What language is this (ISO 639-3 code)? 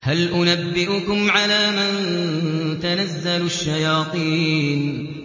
ara